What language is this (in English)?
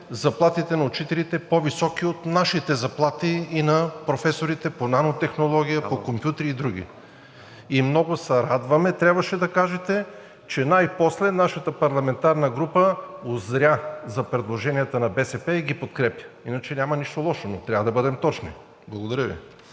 Bulgarian